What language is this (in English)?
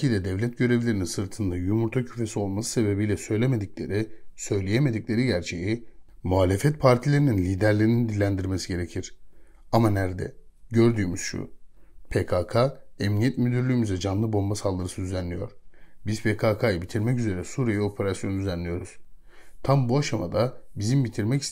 Turkish